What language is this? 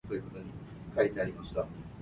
Min Nan Chinese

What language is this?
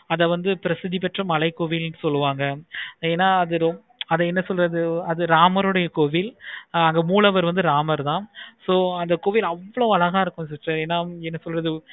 Tamil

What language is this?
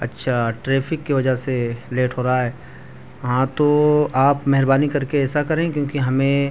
Urdu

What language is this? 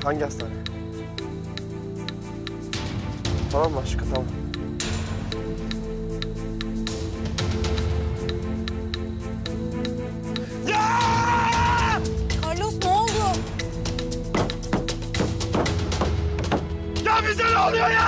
Turkish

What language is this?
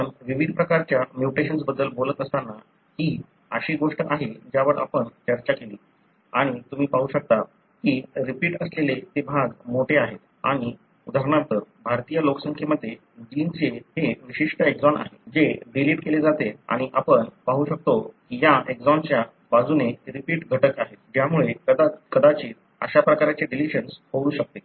Marathi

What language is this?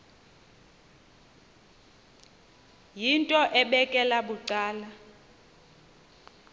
Xhosa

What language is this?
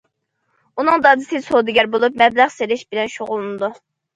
Uyghur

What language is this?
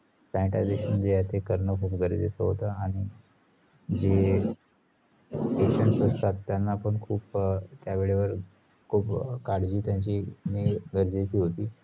Marathi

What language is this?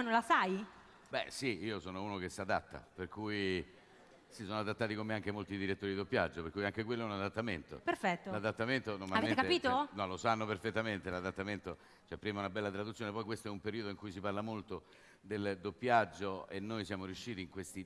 Italian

